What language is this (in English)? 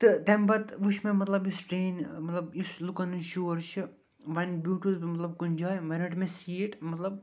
Kashmiri